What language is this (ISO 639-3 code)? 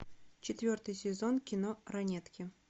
rus